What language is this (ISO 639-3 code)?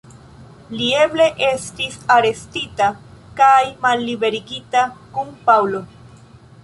epo